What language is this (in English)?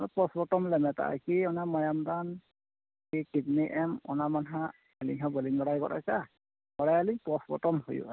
Santali